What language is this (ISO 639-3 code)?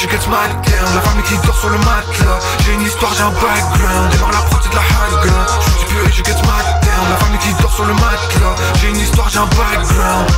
fra